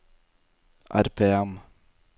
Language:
Norwegian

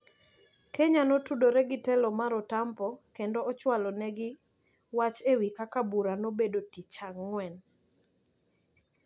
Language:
Luo (Kenya and Tanzania)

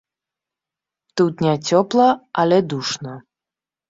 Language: Belarusian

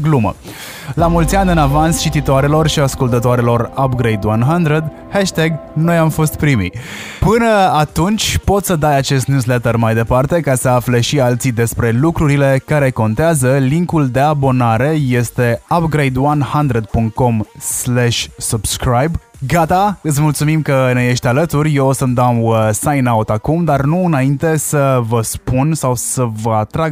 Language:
Romanian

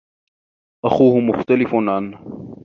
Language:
Arabic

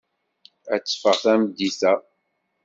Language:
Kabyle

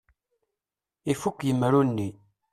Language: Kabyle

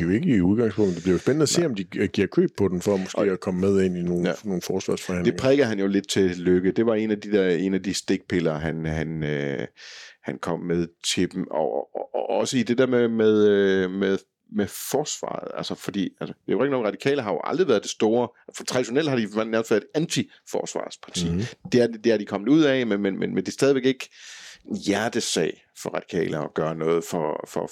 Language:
Danish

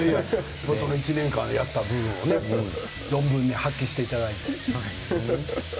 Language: Japanese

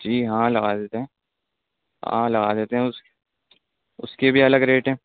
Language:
Urdu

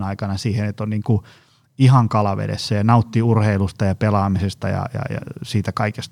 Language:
Finnish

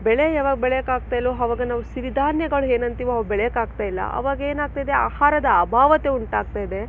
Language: Kannada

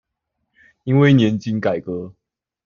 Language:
Chinese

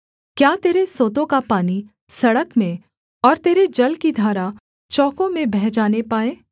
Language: Hindi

